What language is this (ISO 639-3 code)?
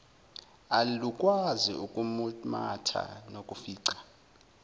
zul